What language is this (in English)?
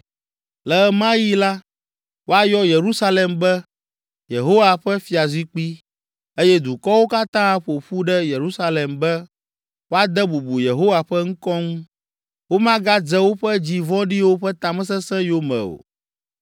Ewe